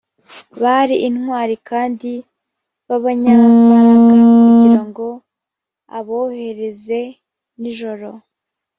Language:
Kinyarwanda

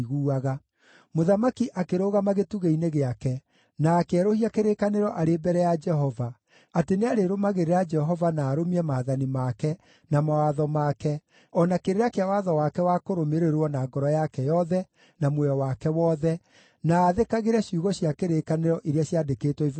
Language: Kikuyu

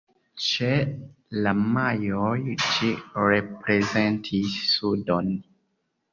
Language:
Esperanto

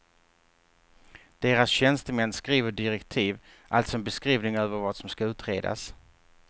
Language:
Swedish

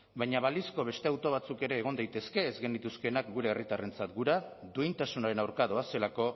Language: Basque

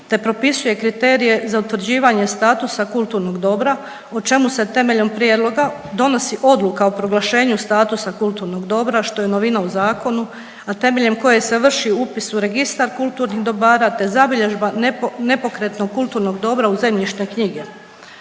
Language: Croatian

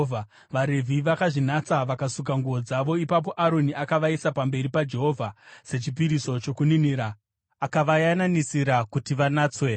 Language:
Shona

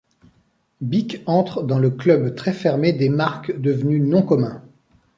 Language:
French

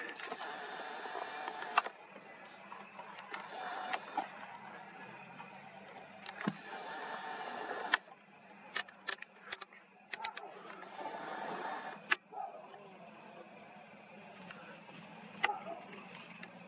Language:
Russian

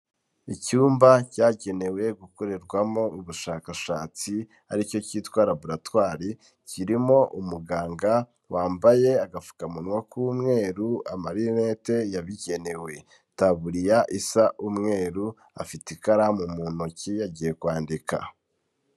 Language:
Kinyarwanda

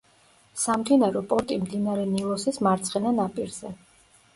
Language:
Georgian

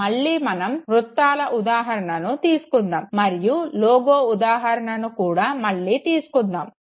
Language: Telugu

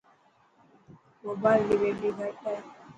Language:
Dhatki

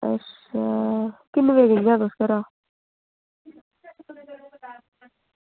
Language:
Dogri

